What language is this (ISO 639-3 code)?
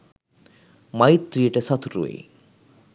sin